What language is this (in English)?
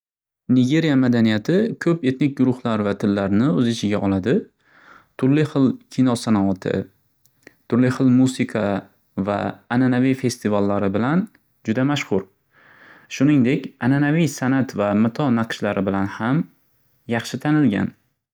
Uzbek